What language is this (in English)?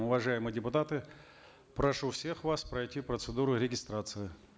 Kazakh